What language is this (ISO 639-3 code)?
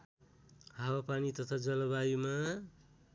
nep